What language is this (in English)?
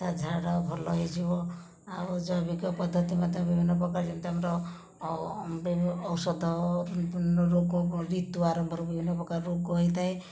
Odia